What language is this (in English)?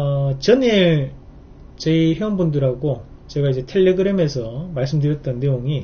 Korean